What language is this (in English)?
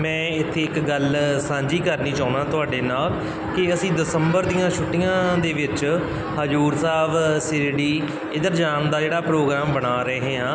Punjabi